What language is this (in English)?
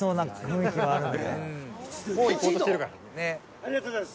Japanese